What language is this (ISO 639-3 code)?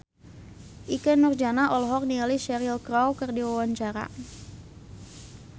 sun